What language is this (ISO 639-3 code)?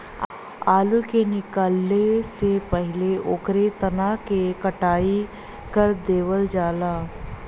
bho